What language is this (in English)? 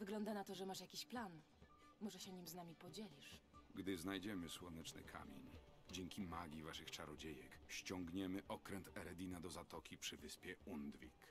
Polish